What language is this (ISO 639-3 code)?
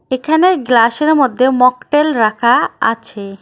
ben